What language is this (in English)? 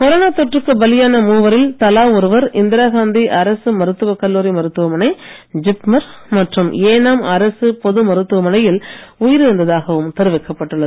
Tamil